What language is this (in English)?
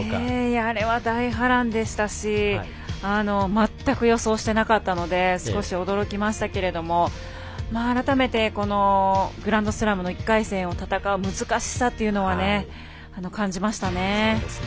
Japanese